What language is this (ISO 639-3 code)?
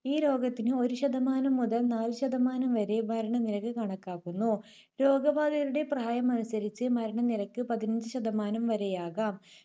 mal